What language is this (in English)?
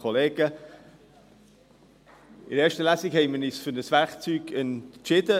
Swiss German